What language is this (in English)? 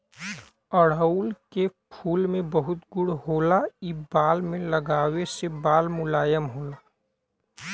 Bhojpuri